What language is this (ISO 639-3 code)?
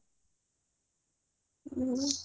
ori